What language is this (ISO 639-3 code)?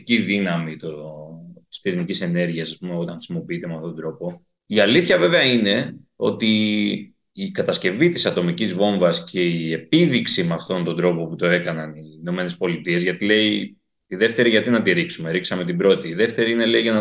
ell